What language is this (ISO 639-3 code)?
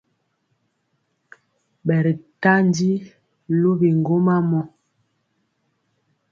mcx